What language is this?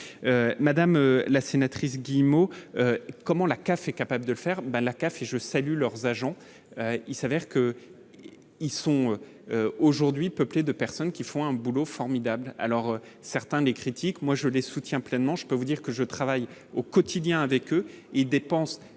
French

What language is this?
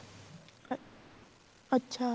Punjabi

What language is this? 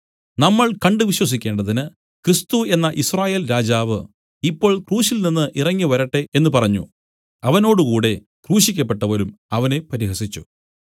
Malayalam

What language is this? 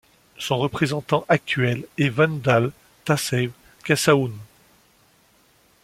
French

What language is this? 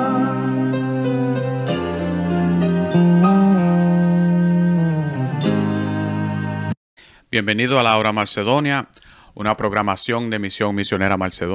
Spanish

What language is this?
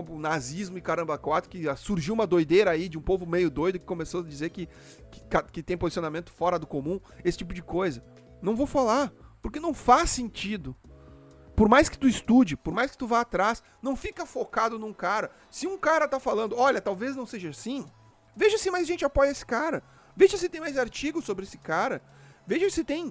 Portuguese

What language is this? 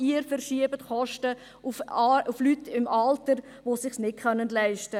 Swiss German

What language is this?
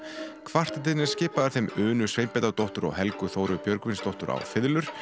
Icelandic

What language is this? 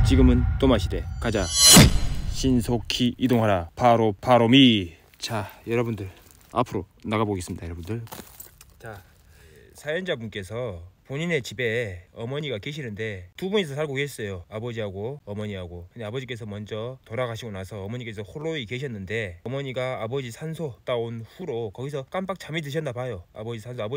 Korean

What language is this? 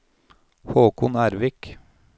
Norwegian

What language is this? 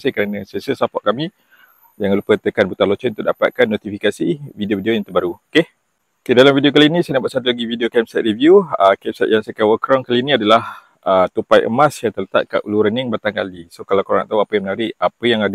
Malay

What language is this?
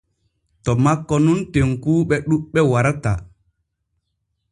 Borgu Fulfulde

